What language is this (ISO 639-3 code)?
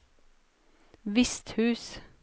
nor